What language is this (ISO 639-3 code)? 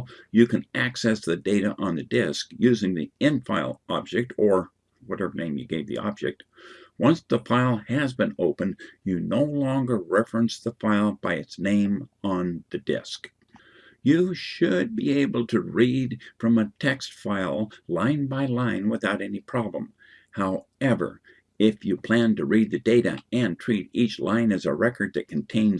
eng